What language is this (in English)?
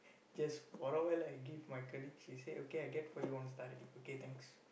English